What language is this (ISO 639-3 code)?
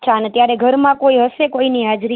guj